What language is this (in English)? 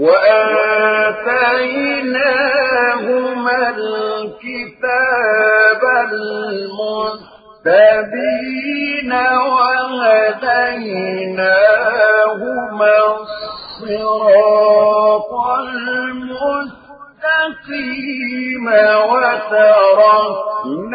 Arabic